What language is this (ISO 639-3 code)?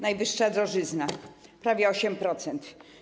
pol